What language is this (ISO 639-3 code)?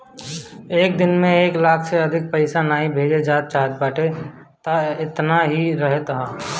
bho